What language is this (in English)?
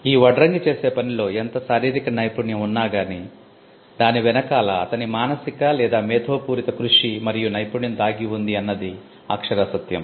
Telugu